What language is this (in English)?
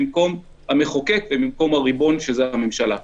Hebrew